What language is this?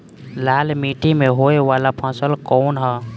Bhojpuri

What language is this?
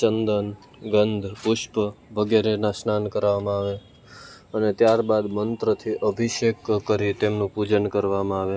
Gujarati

